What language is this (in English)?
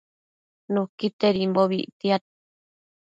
Matsés